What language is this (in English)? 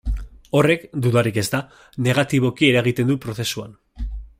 Basque